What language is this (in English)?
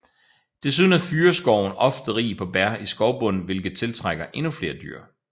Danish